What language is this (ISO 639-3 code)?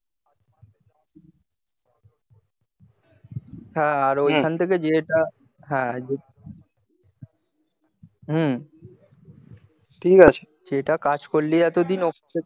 ben